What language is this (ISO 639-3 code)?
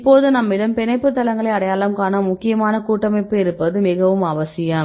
tam